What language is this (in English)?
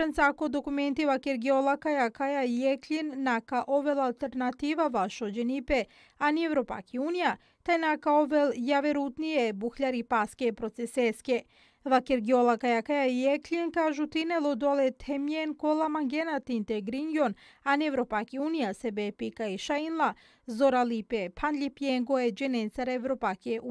Romanian